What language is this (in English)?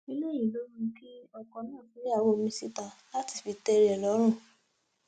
Yoruba